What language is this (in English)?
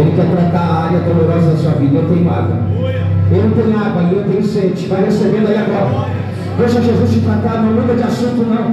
Portuguese